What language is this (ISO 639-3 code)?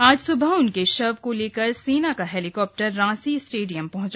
hin